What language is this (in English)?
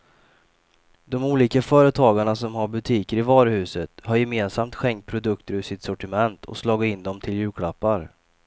Swedish